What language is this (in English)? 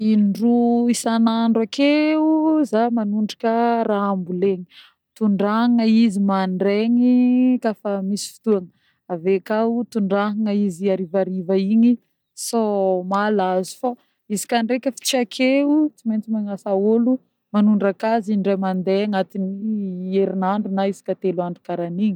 Northern Betsimisaraka Malagasy